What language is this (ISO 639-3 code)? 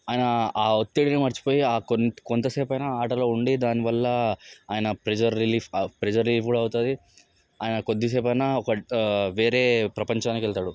tel